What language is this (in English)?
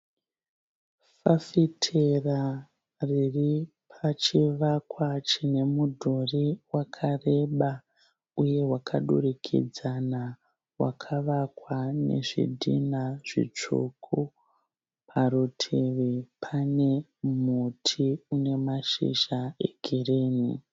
Shona